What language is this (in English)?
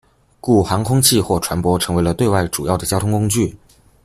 Chinese